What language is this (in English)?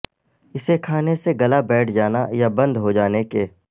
Urdu